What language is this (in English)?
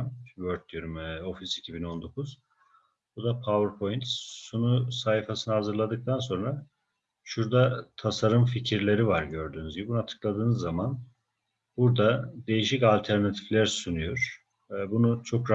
Turkish